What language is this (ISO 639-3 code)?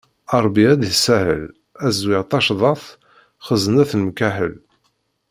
kab